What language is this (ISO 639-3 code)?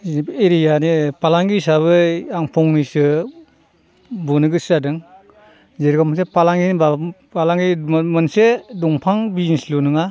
brx